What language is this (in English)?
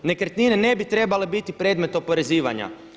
Croatian